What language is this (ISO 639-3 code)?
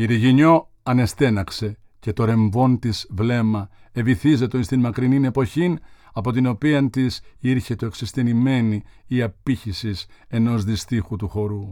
ell